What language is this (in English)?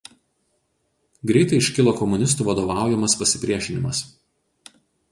Lithuanian